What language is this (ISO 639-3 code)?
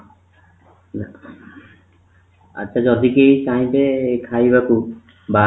ori